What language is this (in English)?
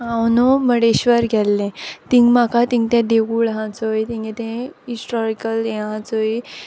Konkani